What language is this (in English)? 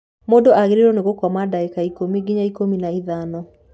Kikuyu